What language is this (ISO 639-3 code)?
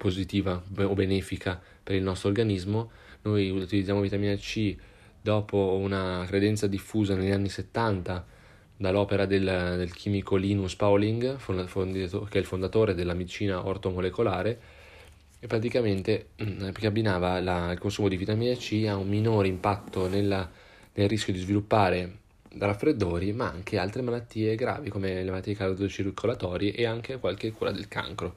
ita